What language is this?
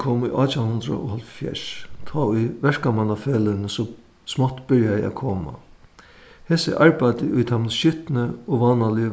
Faroese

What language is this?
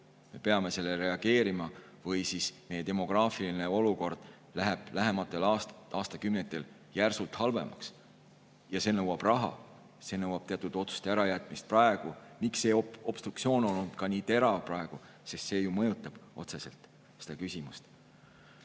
Estonian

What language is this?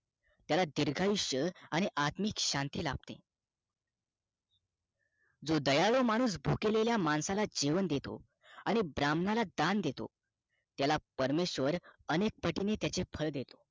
Marathi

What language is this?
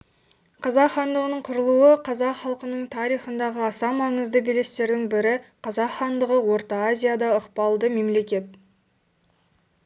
Kazakh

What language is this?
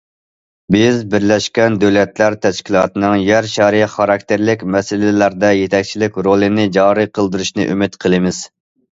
Uyghur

